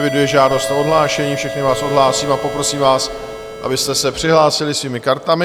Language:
Czech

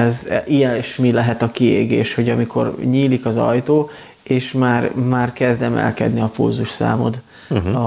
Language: Hungarian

